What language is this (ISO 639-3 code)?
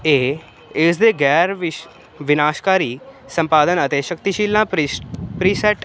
pan